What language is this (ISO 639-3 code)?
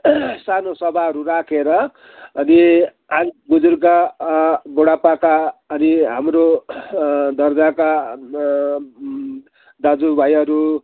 nep